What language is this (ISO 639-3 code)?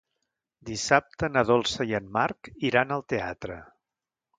cat